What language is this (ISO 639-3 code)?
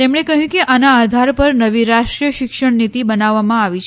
guj